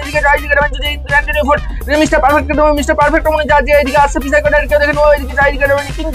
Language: Hindi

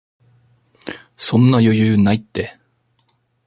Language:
Japanese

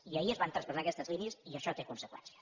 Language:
Catalan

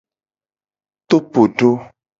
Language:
Gen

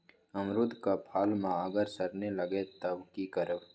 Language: Magahi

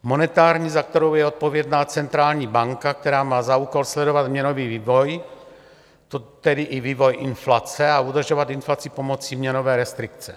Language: Czech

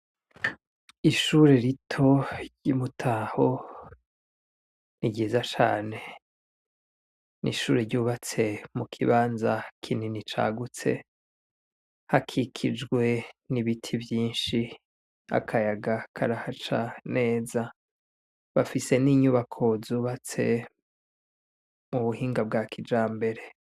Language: Rundi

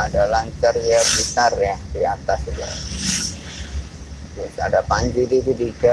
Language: Indonesian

